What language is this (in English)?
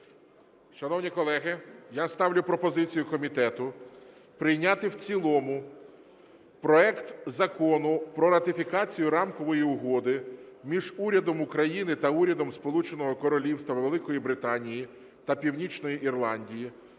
Ukrainian